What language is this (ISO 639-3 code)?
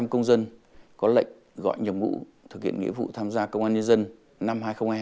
vie